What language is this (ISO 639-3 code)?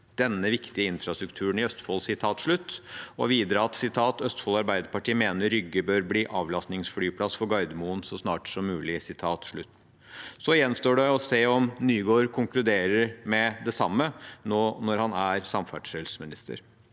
nor